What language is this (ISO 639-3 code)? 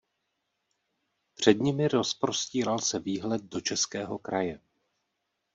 ces